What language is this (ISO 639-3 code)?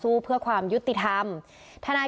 tha